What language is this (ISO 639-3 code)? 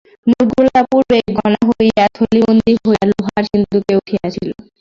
ben